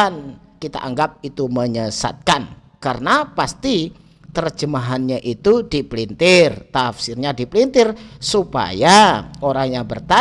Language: Indonesian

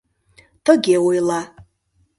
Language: Mari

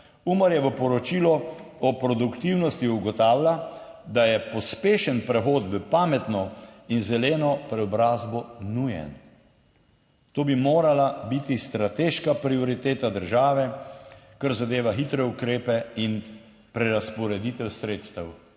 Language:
Slovenian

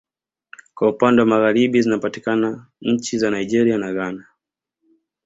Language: Swahili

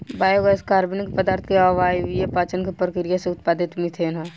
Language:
Bhojpuri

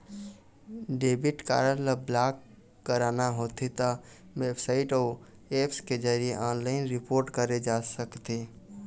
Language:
Chhattisgarhi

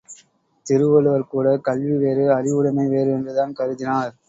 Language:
Tamil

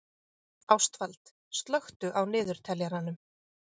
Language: Icelandic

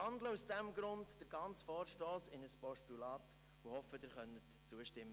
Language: Swiss German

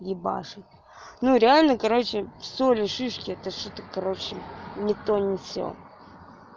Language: Russian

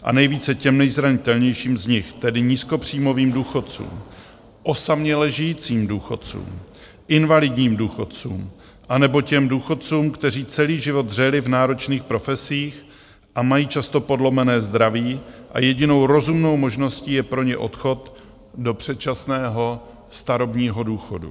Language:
Czech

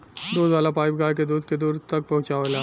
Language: Bhojpuri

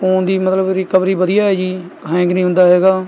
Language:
Punjabi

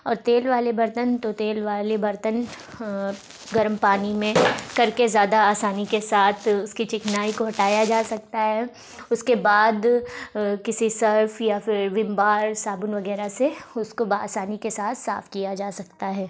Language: Urdu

